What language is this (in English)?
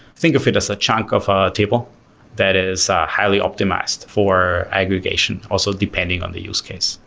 English